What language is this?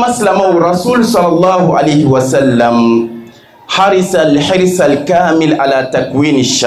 French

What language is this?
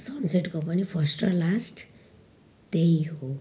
Nepali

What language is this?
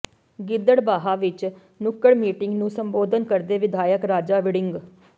Punjabi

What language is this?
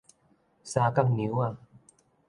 Min Nan Chinese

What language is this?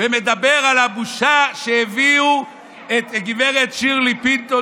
Hebrew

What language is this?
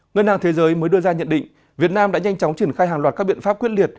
Vietnamese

